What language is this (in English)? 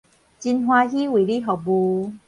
Min Nan Chinese